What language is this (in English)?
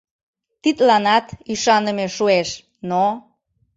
Mari